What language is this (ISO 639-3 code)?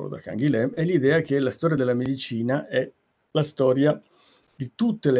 ita